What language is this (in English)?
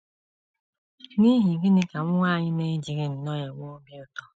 Igbo